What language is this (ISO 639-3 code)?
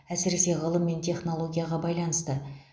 kaz